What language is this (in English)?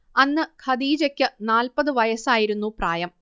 Malayalam